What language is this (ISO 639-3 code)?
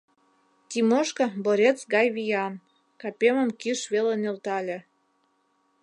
chm